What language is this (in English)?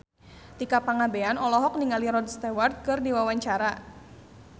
Sundanese